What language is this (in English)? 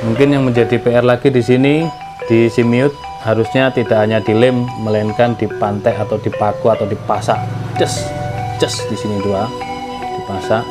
Indonesian